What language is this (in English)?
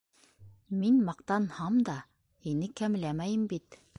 Bashkir